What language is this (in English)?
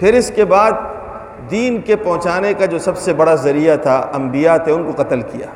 Urdu